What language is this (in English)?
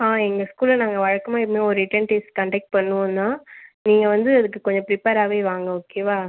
Tamil